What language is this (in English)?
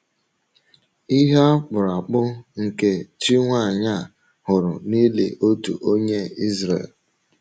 Igbo